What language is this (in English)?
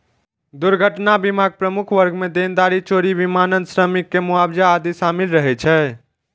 Maithili